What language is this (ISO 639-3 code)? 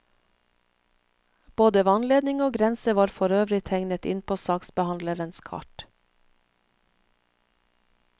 nor